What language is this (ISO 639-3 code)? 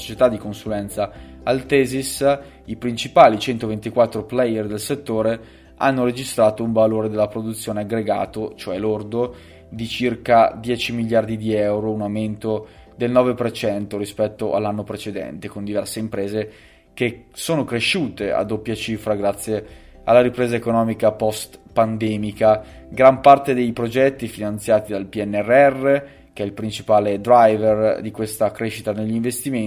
ita